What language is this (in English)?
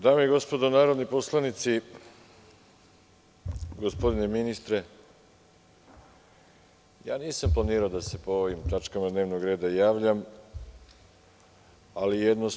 Serbian